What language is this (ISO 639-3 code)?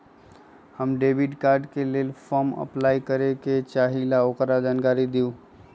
mag